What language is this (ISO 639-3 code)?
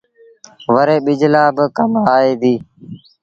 sbn